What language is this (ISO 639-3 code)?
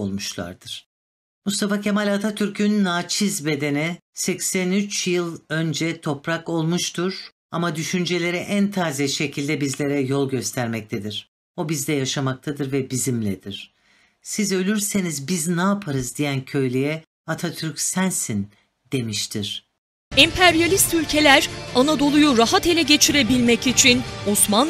tur